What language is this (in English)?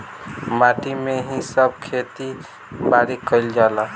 Bhojpuri